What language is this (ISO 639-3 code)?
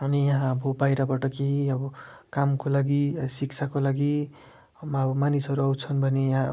nep